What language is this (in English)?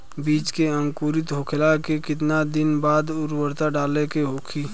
Bhojpuri